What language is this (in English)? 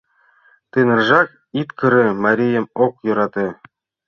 Mari